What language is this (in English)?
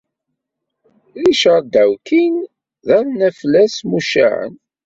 Kabyle